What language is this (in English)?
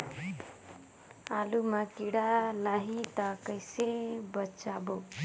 Chhattisgarhi